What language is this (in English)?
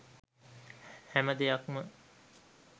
Sinhala